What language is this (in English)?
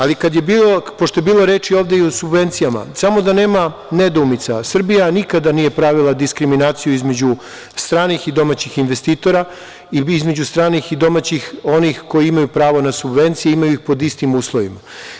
Serbian